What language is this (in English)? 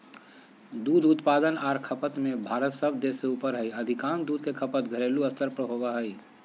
Magahi